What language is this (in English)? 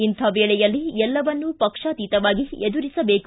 Kannada